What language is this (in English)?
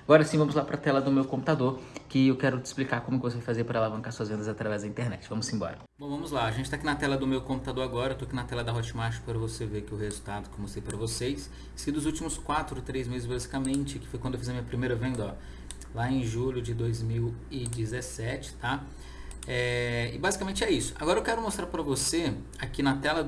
Portuguese